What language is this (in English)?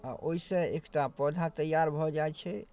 Maithili